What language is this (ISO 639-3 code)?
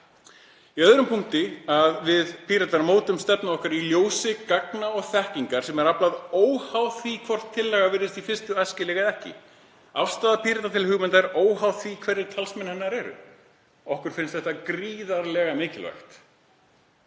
isl